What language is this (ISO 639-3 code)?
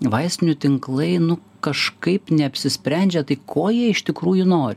lit